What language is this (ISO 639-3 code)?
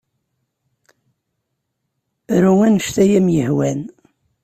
kab